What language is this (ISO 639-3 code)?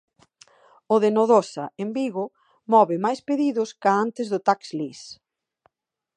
glg